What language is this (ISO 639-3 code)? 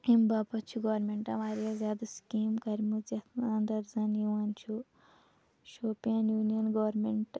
kas